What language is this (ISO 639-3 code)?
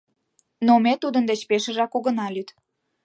chm